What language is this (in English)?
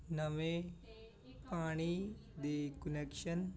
Punjabi